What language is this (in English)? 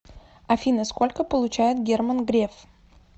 Russian